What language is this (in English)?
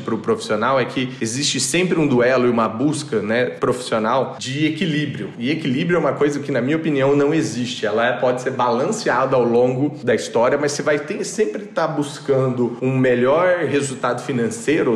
Portuguese